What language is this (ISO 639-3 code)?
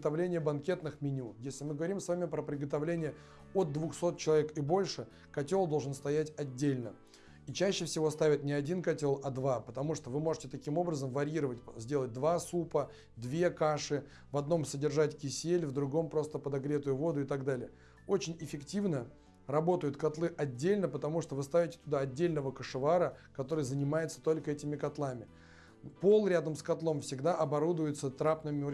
rus